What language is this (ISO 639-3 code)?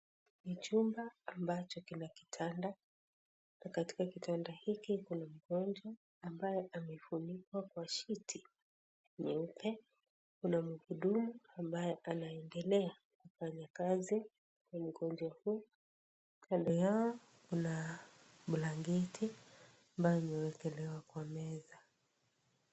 swa